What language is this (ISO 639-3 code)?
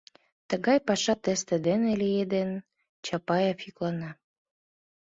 chm